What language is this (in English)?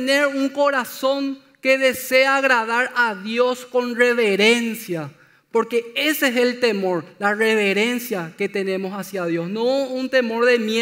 Spanish